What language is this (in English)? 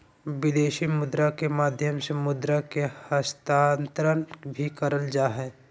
Magahi